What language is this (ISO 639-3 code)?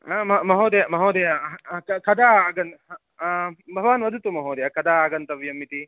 san